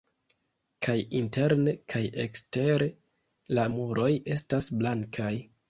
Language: Esperanto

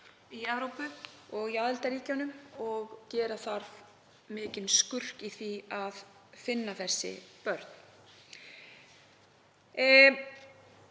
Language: Icelandic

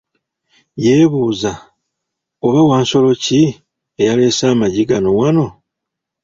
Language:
Ganda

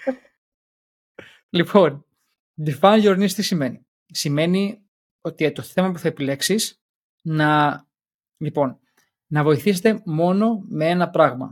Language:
Greek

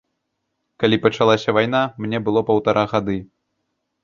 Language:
Belarusian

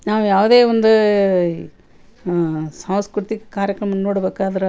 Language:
Kannada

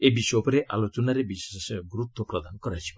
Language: Odia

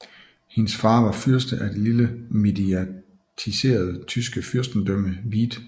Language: Danish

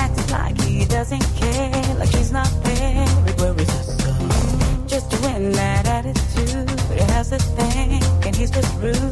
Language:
Hungarian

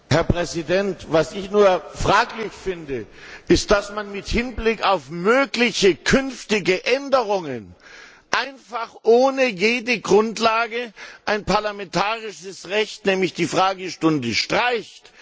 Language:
German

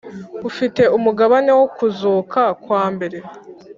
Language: Kinyarwanda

